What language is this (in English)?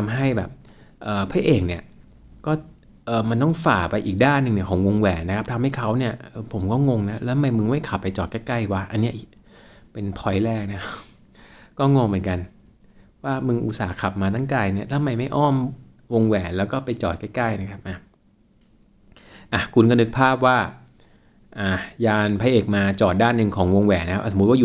Thai